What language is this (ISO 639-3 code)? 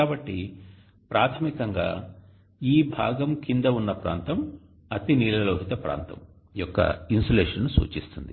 tel